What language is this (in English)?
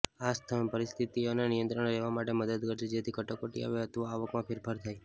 Gujarati